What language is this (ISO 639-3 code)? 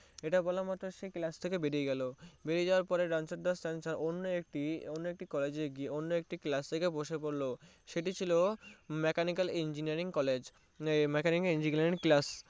ben